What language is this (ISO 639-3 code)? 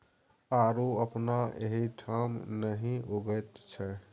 mai